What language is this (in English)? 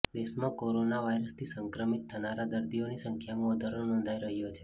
Gujarati